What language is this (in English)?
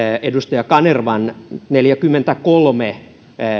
Finnish